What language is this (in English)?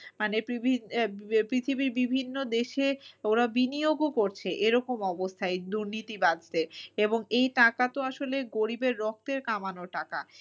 Bangla